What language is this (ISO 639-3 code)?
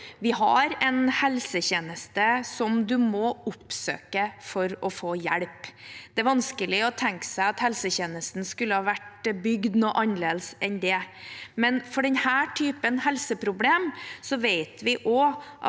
nor